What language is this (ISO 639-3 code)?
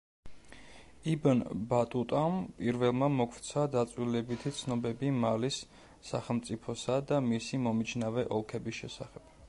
kat